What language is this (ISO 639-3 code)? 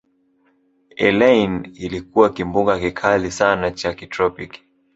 swa